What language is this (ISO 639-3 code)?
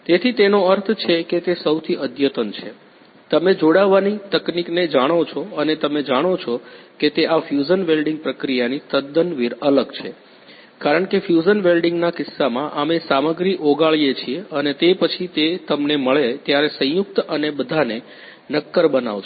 guj